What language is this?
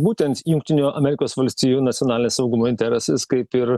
Lithuanian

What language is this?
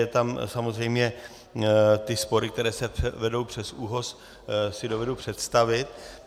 Czech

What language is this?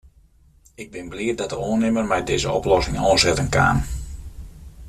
Western Frisian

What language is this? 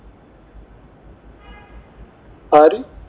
Malayalam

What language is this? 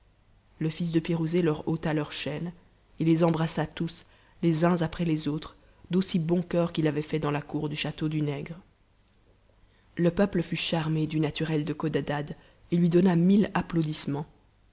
French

